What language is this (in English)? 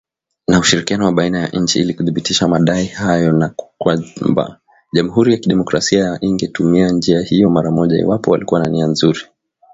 Swahili